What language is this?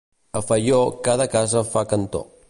Catalan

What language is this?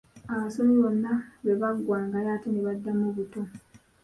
Ganda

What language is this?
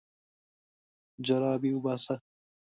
Pashto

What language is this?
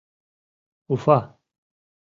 Mari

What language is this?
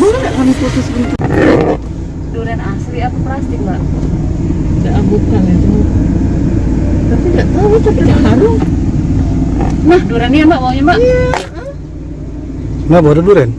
Indonesian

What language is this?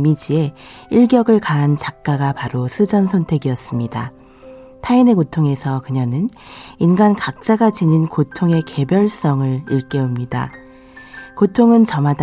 Korean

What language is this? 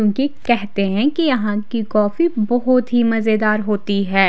Hindi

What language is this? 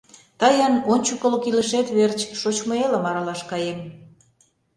Mari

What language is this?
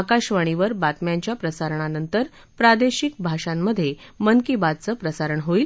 Marathi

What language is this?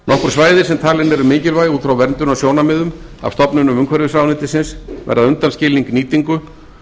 Icelandic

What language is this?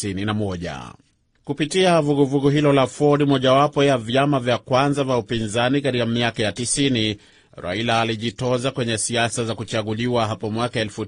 Swahili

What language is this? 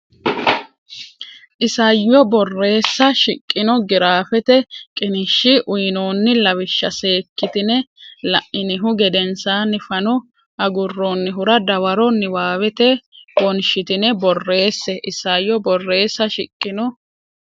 Sidamo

